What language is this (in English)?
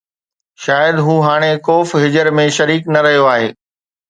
Sindhi